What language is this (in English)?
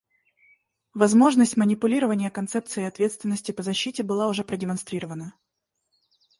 Russian